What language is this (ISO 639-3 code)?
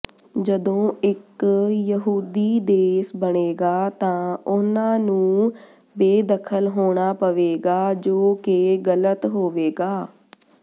pan